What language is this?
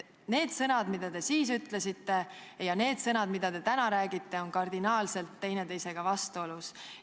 Estonian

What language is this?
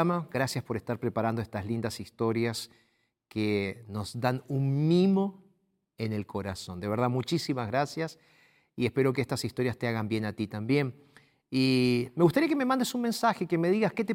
Spanish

